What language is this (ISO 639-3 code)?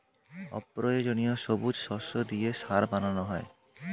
ben